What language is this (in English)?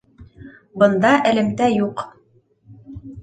Bashkir